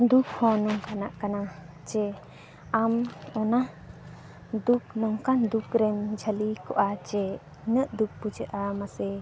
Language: Santali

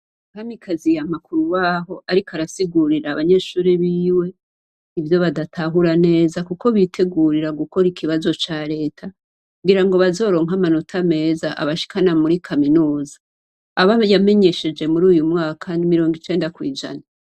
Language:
Rundi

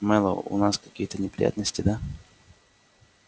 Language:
Russian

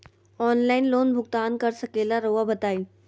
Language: Magahi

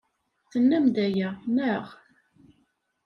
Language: Kabyle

